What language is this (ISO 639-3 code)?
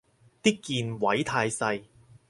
yue